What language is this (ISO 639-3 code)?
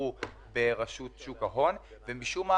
heb